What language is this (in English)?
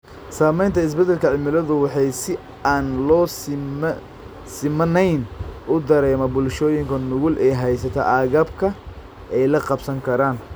Somali